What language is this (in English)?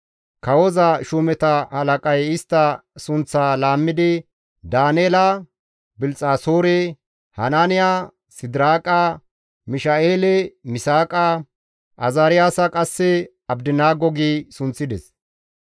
Gamo